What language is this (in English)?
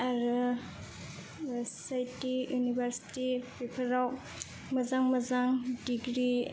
Bodo